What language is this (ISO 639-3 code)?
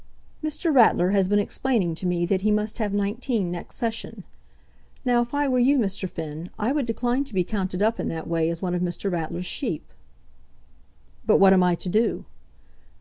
eng